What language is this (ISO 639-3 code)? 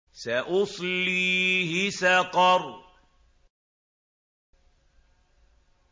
ara